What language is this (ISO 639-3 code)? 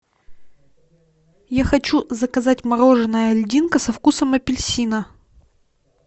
rus